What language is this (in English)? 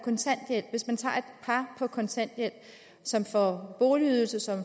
Danish